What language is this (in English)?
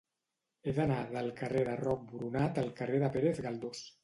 Catalan